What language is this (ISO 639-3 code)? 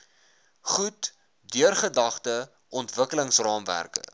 afr